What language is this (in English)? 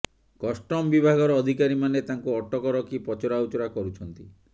Odia